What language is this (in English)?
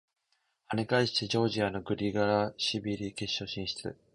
Japanese